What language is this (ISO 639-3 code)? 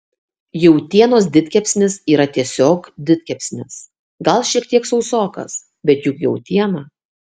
lit